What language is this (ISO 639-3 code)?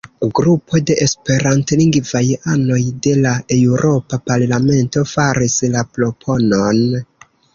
epo